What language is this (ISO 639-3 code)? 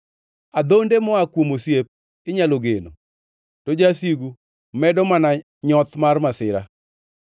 luo